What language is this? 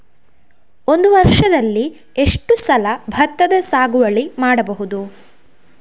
Kannada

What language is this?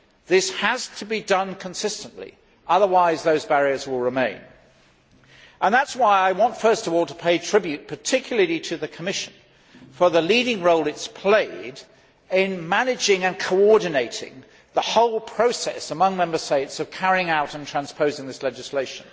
English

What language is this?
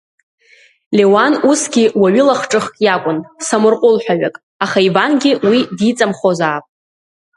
Abkhazian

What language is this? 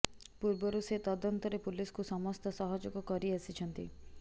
Odia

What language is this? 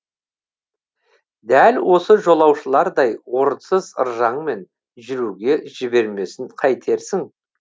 Kazakh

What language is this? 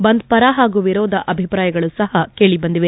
Kannada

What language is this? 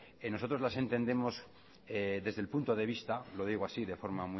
Spanish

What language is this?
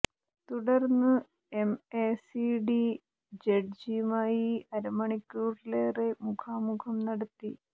Malayalam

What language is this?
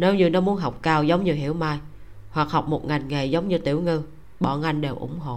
Vietnamese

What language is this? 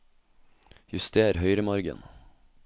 Norwegian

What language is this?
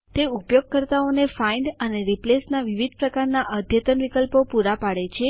Gujarati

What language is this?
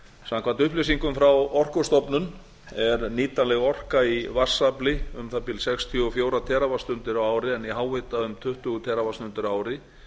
Icelandic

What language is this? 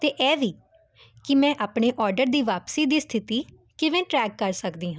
Punjabi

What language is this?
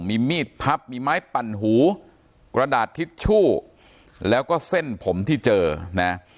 Thai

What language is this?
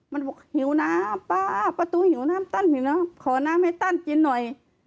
Thai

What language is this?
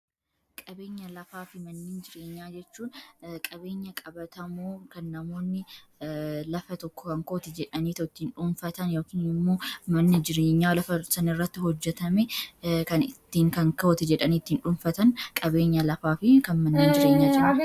Oromo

